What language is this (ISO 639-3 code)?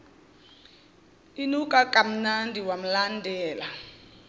zul